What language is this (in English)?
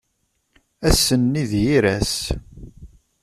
Kabyle